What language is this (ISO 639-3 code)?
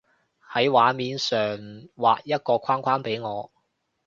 yue